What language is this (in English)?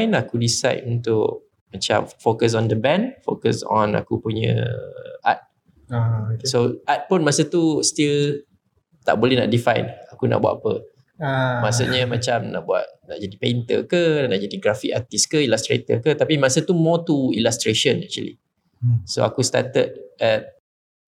Malay